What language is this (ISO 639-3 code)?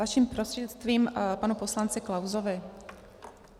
ces